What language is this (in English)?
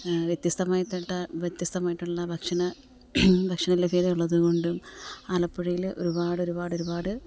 Malayalam